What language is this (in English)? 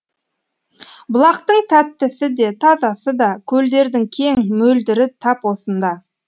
Kazakh